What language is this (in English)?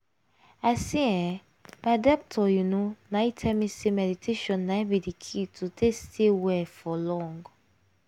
Nigerian Pidgin